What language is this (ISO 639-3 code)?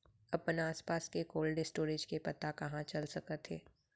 hne